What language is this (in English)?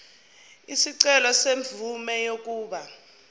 Zulu